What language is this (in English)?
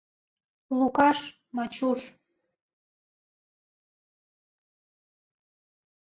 Mari